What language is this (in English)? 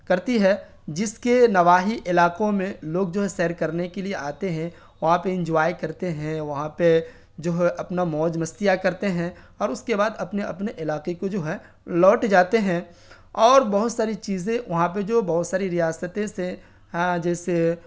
Urdu